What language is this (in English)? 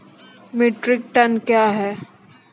Maithili